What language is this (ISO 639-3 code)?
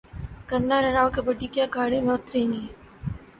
urd